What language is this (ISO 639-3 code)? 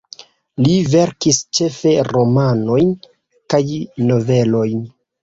epo